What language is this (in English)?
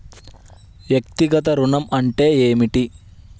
Telugu